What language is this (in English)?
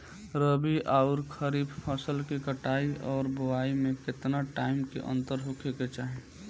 Bhojpuri